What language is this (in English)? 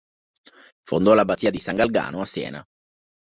Italian